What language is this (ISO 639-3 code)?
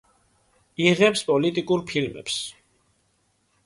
kat